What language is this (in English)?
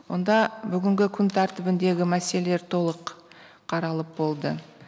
Kazakh